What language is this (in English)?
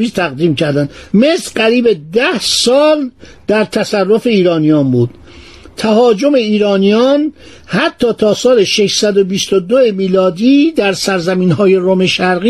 Persian